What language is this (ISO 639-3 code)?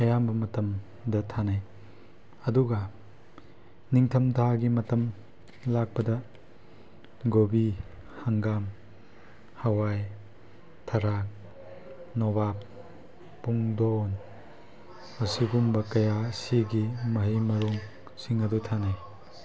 mni